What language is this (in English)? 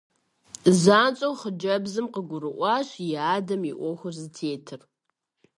Kabardian